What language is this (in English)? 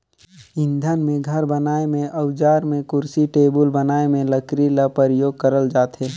Chhattisgarhi